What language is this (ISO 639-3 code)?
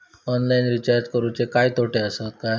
mar